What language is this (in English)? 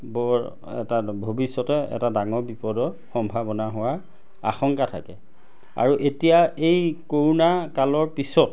Assamese